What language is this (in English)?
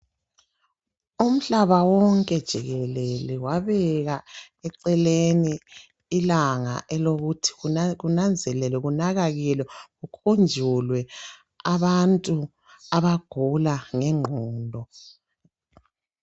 North Ndebele